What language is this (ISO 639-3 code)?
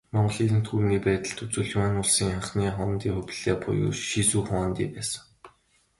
mon